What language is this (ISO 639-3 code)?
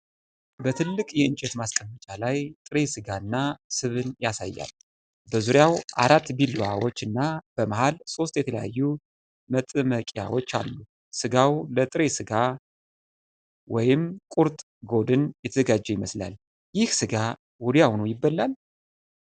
amh